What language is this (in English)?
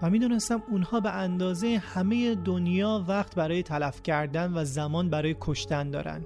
Persian